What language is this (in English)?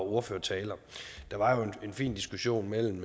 Danish